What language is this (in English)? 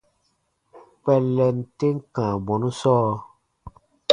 Baatonum